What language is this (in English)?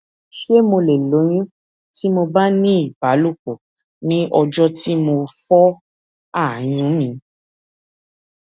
Yoruba